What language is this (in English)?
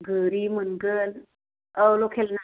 Bodo